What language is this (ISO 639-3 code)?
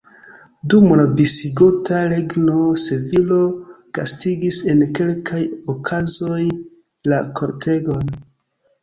epo